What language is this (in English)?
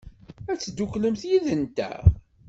Kabyle